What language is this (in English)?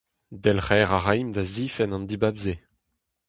Breton